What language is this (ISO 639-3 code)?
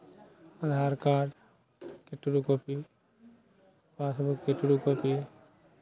mai